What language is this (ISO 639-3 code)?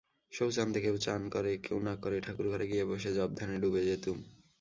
ben